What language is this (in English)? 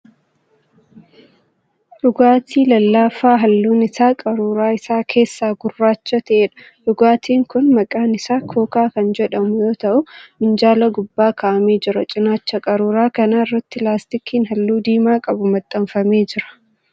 Oromo